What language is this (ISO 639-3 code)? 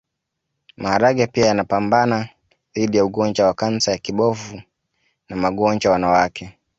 swa